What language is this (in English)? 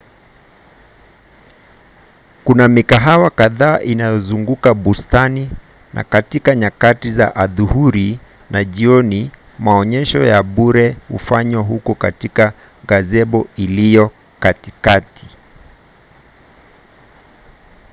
Swahili